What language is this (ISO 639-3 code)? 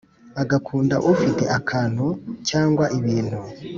kin